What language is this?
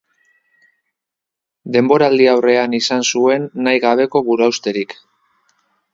Basque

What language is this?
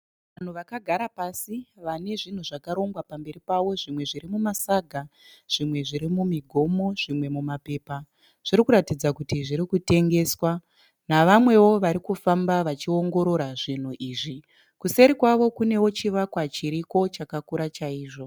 Shona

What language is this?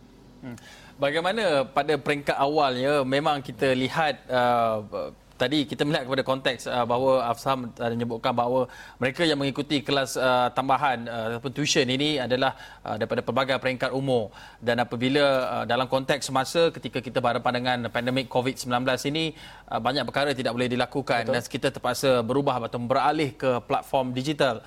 Malay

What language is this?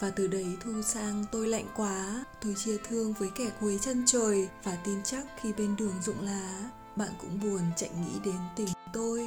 Vietnamese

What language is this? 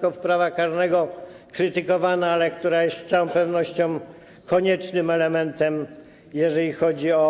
Polish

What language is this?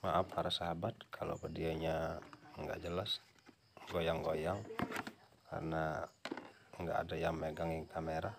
Indonesian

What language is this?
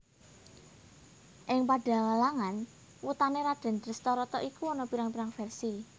Javanese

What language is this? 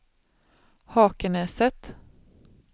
Swedish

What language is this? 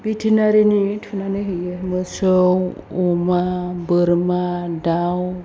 Bodo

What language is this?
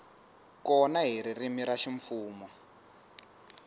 Tsonga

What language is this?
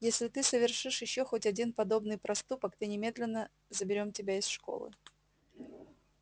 Russian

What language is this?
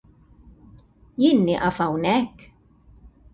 Maltese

